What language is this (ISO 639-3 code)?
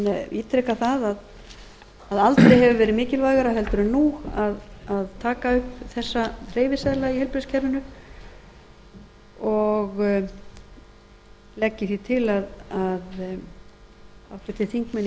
isl